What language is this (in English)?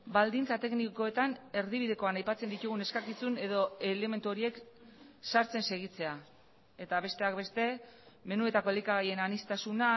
Basque